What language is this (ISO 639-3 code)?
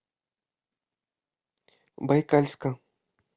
rus